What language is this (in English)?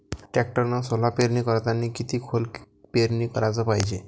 Marathi